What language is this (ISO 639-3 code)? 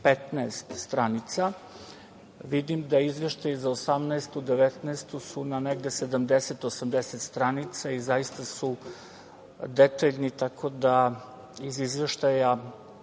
srp